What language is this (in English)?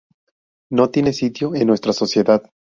Spanish